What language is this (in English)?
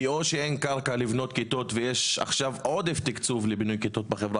Hebrew